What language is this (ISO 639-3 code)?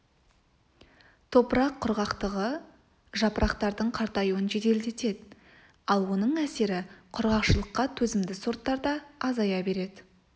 kaz